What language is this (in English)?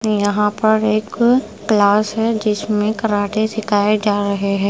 Hindi